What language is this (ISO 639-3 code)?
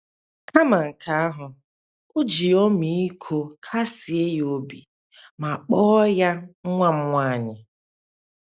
ibo